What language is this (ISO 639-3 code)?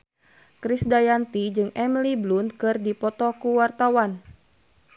sun